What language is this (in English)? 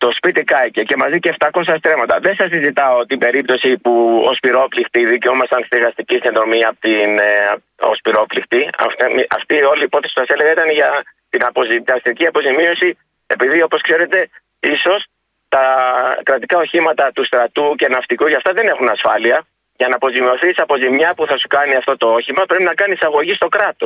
Greek